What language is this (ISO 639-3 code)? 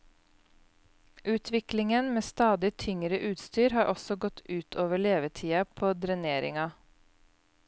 nor